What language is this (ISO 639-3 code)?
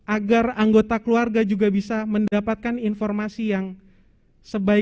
ind